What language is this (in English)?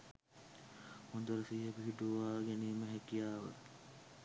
Sinhala